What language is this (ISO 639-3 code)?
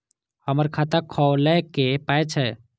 mai